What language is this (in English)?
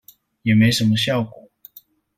Chinese